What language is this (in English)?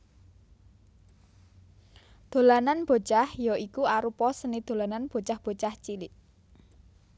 Javanese